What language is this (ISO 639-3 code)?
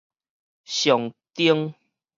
nan